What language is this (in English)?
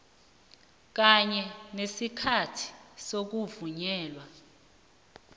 South Ndebele